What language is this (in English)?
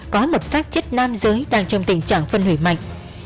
Vietnamese